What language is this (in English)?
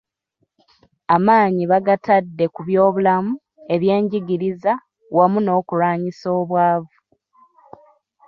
Ganda